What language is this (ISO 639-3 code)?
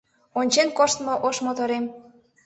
chm